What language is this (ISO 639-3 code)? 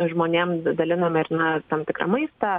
lit